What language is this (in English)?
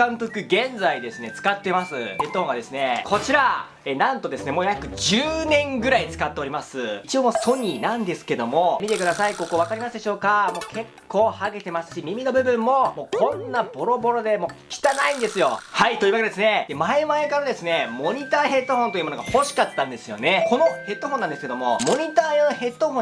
Japanese